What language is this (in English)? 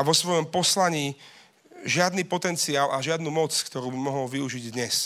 Slovak